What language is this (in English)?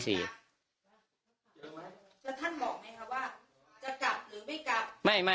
Thai